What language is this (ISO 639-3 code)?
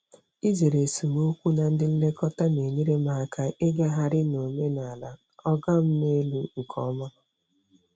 ibo